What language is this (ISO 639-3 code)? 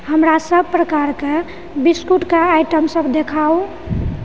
mai